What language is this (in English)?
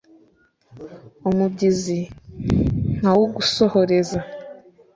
Kinyarwanda